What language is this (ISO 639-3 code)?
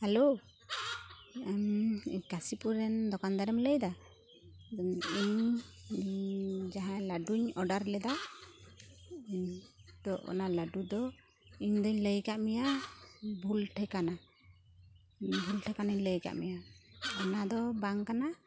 sat